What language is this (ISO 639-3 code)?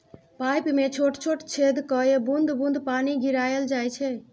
mai